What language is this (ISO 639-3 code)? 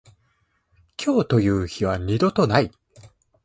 jpn